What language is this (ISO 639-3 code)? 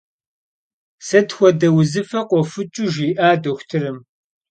kbd